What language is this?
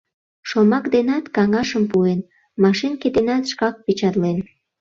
Mari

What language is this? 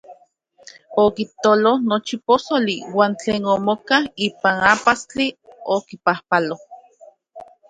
Central Puebla Nahuatl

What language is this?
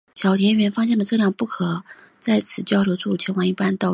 Chinese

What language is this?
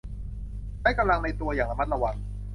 Thai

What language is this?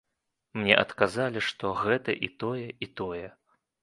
Belarusian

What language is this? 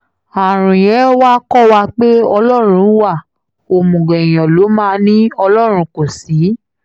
Yoruba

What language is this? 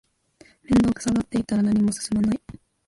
Japanese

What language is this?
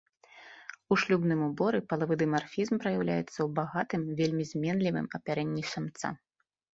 Belarusian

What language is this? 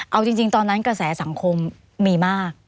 Thai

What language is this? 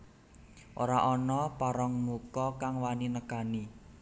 Javanese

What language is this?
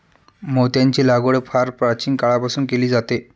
Marathi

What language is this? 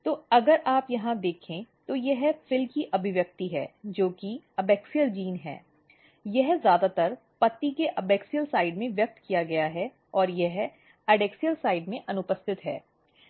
Hindi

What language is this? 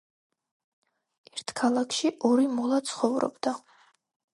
Georgian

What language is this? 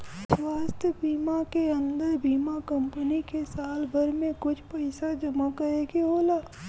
Bhojpuri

